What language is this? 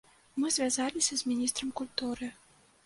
Belarusian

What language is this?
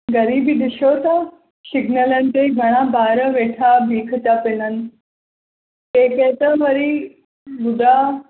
Sindhi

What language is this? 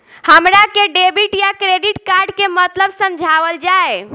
Bhojpuri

